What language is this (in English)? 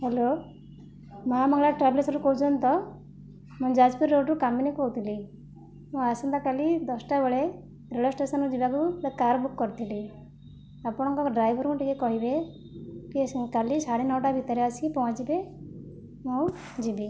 Odia